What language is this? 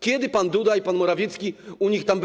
Polish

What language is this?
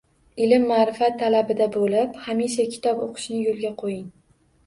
Uzbek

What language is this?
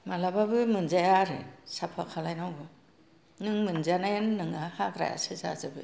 Bodo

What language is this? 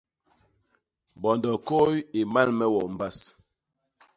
Basaa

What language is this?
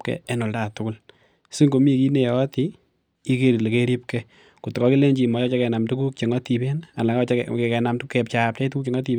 Kalenjin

